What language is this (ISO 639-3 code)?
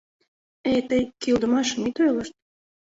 chm